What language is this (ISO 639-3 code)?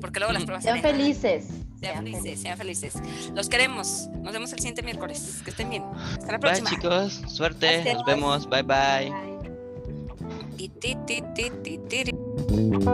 spa